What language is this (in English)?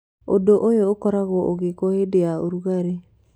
Kikuyu